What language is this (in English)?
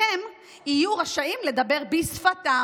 Hebrew